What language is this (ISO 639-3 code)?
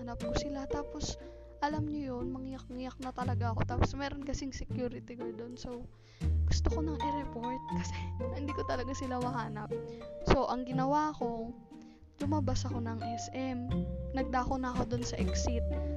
fil